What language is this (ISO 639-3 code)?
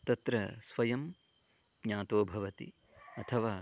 san